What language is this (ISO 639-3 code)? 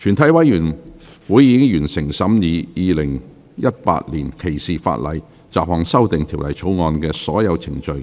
yue